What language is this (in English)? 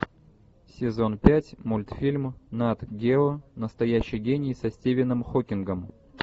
Russian